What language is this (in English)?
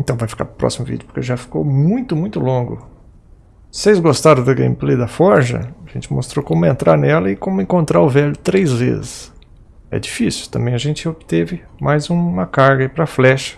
Portuguese